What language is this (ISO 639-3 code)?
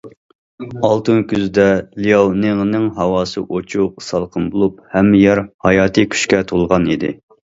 uig